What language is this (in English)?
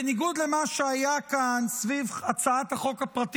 Hebrew